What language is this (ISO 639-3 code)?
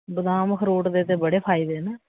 doi